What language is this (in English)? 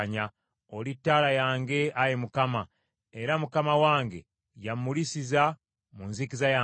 Ganda